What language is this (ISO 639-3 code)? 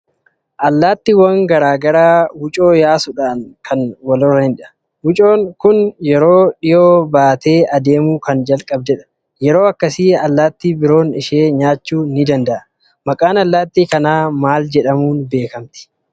orm